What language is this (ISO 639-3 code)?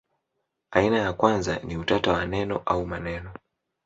swa